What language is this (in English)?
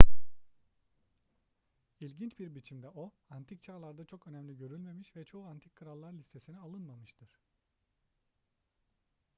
Turkish